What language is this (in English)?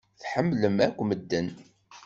Kabyle